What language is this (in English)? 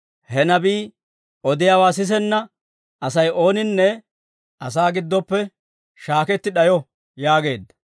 Dawro